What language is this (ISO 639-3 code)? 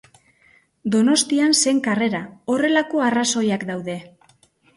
eus